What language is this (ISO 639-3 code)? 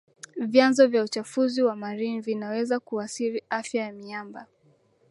swa